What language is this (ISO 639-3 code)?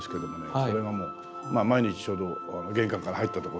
jpn